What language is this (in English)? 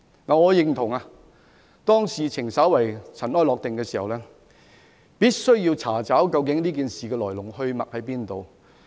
Cantonese